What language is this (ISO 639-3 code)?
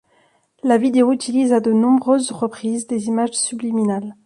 fra